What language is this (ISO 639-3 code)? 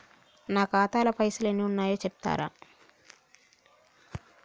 tel